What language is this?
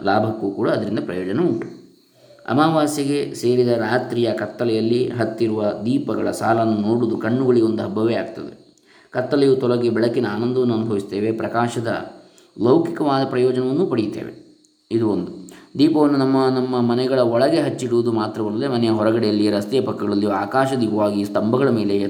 Kannada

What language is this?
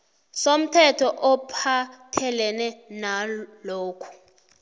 South Ndebele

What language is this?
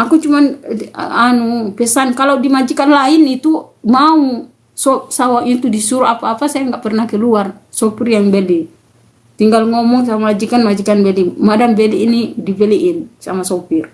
Indonesian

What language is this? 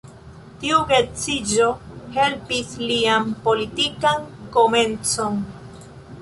Esperanto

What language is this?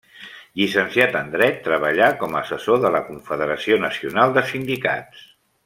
Catalan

